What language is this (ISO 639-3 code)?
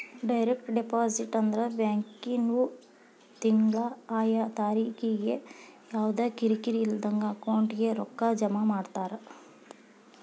kan